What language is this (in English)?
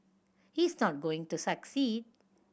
English